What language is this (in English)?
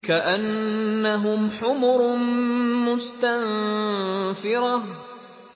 Arabic